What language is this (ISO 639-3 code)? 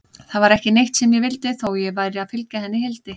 isl